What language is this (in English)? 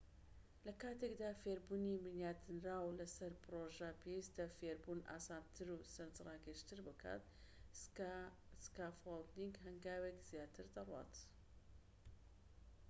Central Kurdish